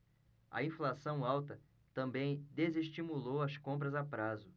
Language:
Portuguese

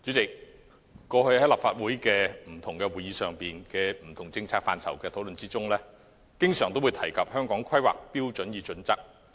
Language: Cantonese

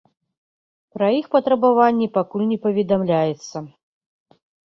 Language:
Belarusian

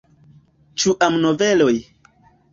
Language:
Esperanto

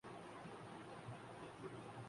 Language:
Urdu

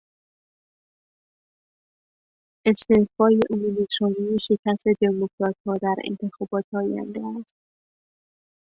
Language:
Persian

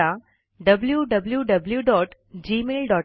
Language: Marathi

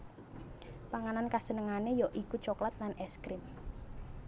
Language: Javanese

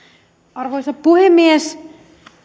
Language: Finnish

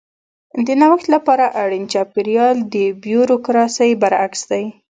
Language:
Pashto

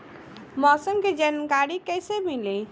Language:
Bhojpuri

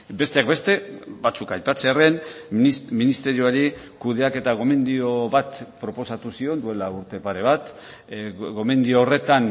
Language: Basque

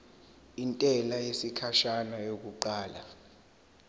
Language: Zulu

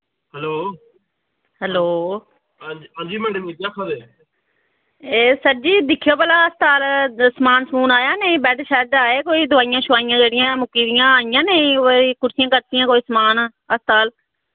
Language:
Dogri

